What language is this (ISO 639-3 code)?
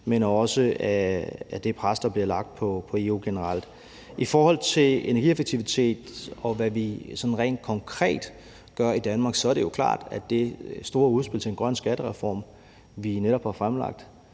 dan